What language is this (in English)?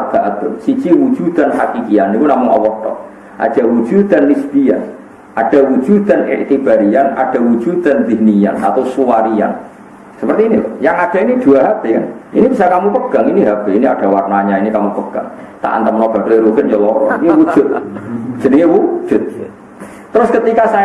Indonesian